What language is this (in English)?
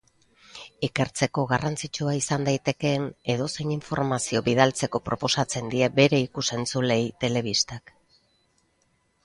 Basque